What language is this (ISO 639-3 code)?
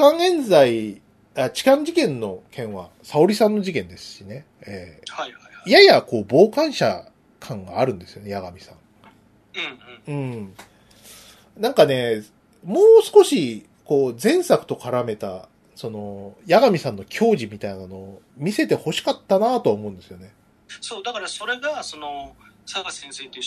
jpn